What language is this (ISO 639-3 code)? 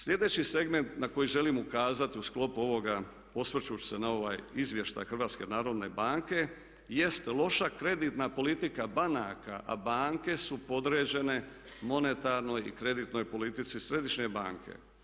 hrv